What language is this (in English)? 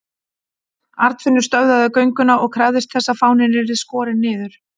Icelandic